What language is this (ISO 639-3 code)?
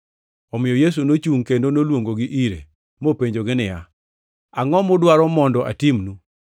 luo